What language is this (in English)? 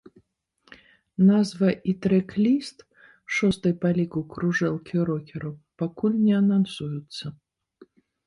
Belarusian